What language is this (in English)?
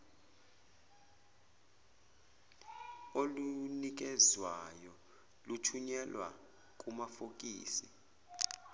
Zulu